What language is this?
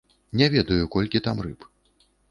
Belarusian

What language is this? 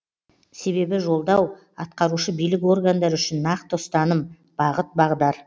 Kazakh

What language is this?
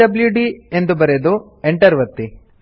Kannada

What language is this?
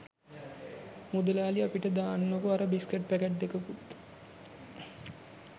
Sinhala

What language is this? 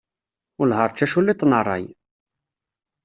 Kabyle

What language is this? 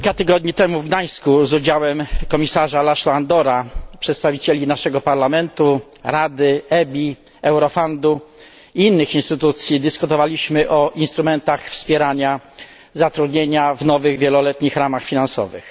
Polish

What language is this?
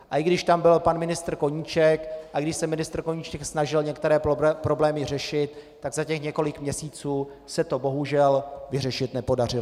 Czech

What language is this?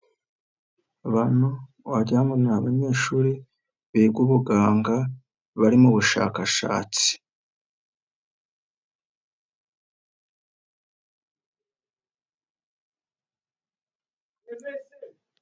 Kinyarwanda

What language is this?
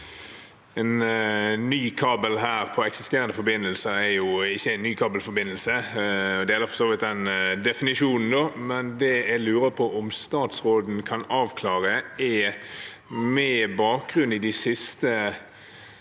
Norwegian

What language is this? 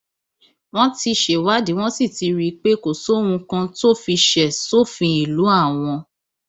Yoruba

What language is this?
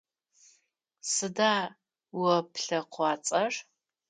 Adyghe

